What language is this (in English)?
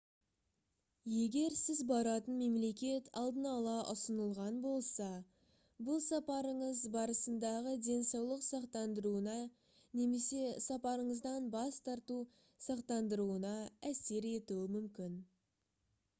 Kazakh